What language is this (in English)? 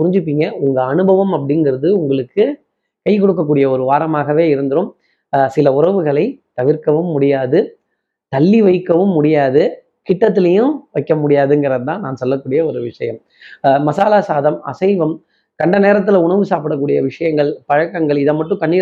Tamil